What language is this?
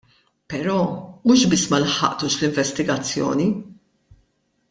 Maltese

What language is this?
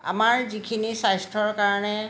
Assamese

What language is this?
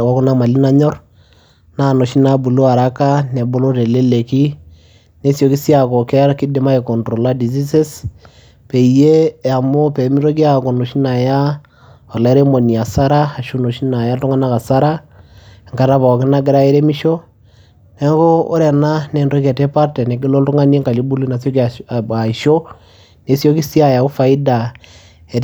Masai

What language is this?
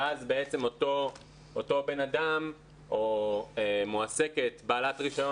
Hebrew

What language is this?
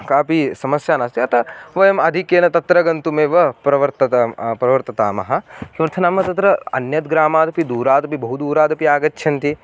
Sanskrit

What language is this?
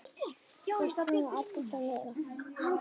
Icelandic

